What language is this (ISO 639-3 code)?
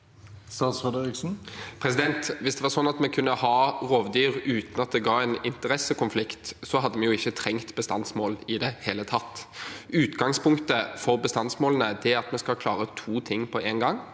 nor